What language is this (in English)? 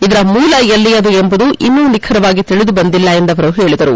Kannada